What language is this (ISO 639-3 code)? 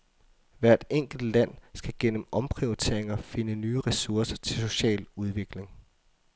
dan